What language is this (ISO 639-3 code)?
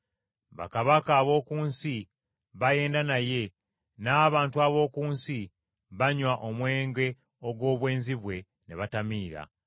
lug